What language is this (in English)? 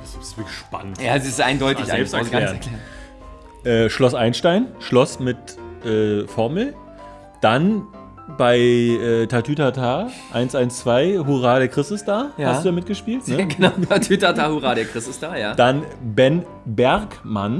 German